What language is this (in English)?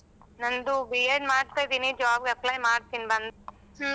Kannada